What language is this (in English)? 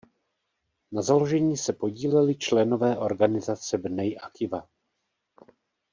Czech